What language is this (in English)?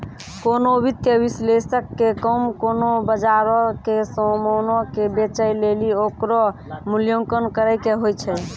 Maithili